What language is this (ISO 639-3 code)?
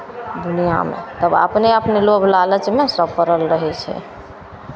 mai